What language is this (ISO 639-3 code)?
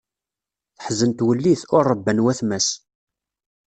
kab